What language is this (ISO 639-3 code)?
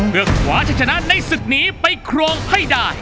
tha